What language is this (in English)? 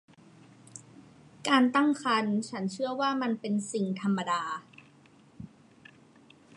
Thai